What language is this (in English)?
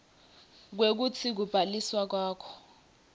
Swati